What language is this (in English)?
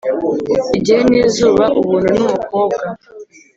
Kinyarwanda